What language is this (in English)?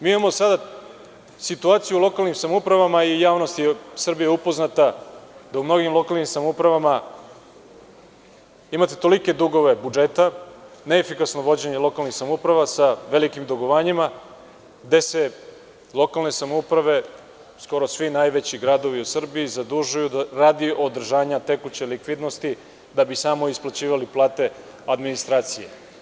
Serbian